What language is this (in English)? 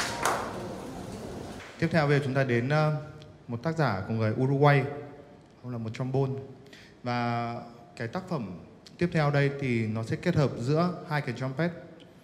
Vietnamese